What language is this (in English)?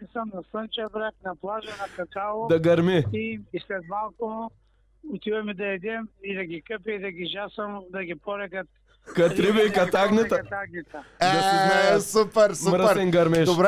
Bulgarian